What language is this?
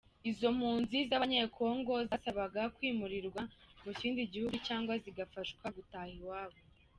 Kinyarwanda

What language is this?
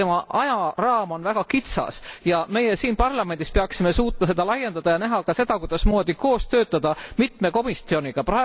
Estonian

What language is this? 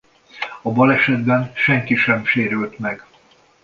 Hungarian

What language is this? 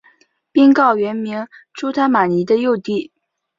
Chinese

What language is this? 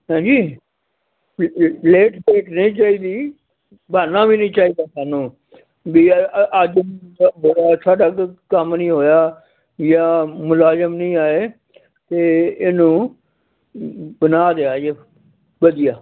Punjabi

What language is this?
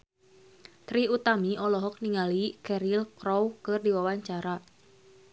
Sundanese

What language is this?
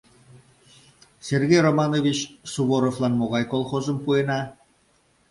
Mari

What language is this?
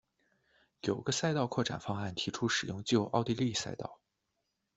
Chinese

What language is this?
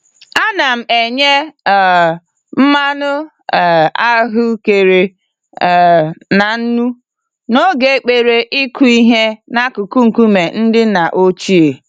Igbo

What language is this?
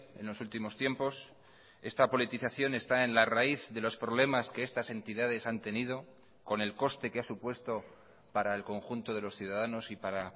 Spanish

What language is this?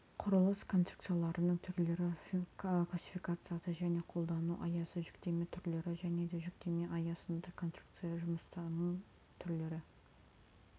Kazakh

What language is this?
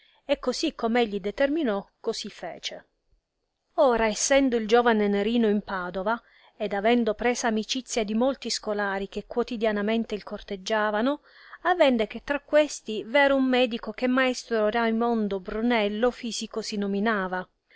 Italian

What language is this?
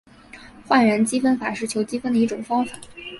Chinese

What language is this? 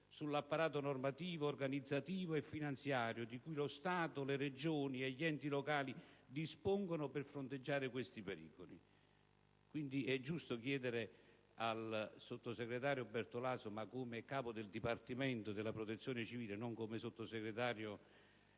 Italian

